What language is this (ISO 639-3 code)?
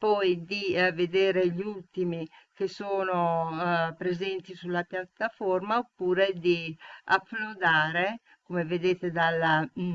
ita